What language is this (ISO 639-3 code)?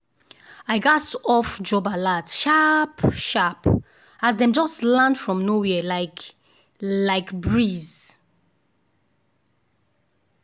pcm